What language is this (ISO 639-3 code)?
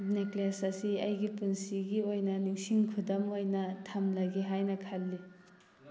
mni